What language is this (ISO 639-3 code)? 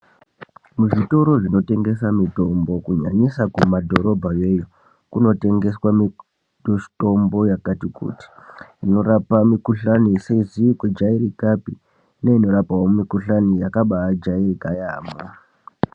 ndc